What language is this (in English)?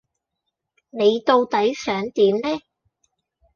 Cantonese